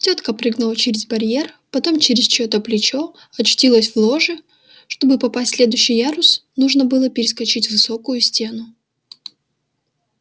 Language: Russian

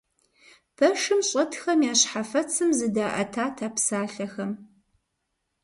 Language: Kabardian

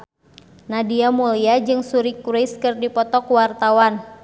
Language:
Sundanese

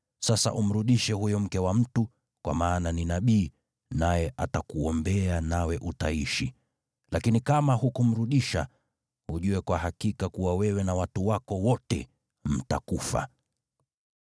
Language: Swahili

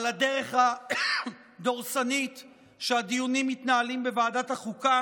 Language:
Hebrew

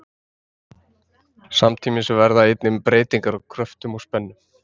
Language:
Icelandic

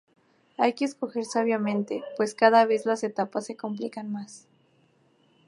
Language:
Spanish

